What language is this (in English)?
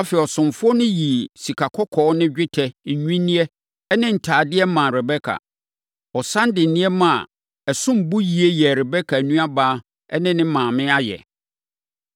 Akan